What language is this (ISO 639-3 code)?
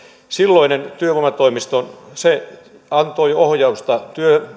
fin